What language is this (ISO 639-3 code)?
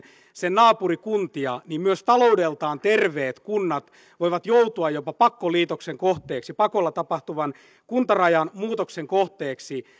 fin